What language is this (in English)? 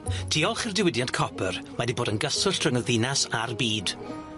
Welsh